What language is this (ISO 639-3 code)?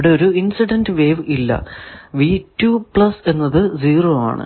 mal